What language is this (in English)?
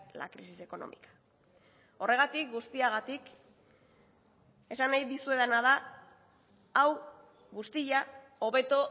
Basque